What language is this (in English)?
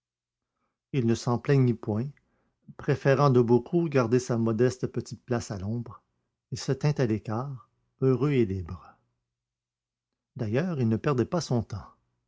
French